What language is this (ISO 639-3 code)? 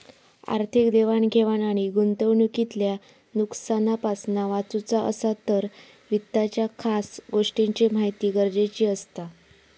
mar